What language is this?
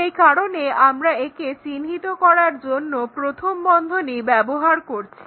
Bangla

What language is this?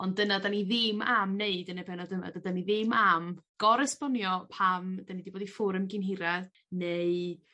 Welsh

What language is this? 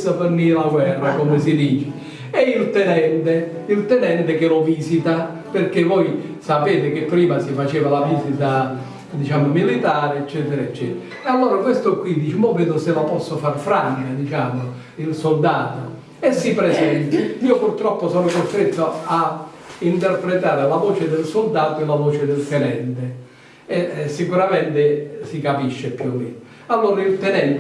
Italian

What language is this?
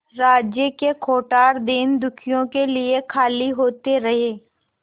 Hindi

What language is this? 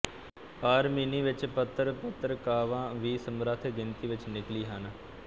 Punjabi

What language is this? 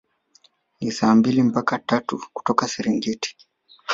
Swahili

